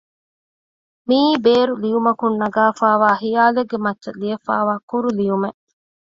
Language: Divehi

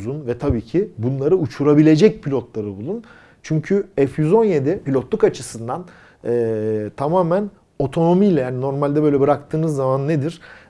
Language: Turkish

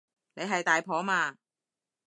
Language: Cantonese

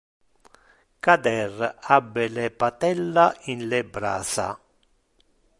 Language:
Interlingua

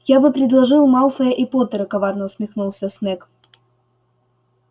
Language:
Russian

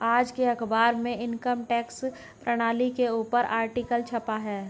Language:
Hindi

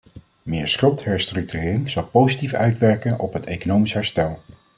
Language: Dutch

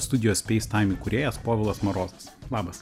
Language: Lithuanian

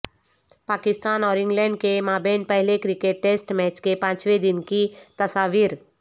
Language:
Urdu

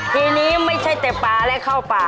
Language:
Thai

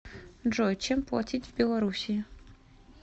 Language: Russian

